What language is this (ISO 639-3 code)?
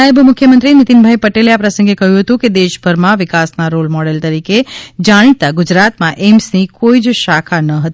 guj